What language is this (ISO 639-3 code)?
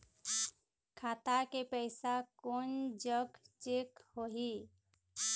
hne